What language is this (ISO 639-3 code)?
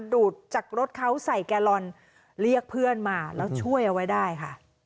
tha